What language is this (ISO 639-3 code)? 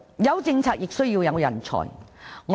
yue